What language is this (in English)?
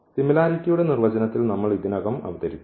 Malayalam